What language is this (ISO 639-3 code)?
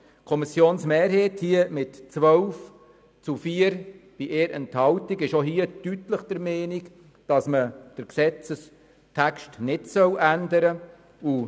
gsw